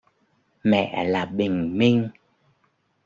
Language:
Vietnamese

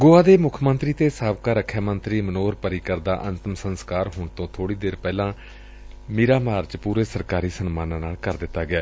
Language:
Punjabi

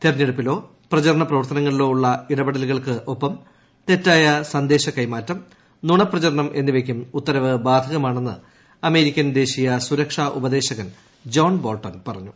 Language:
Malayalam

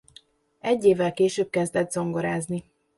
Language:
Hungarian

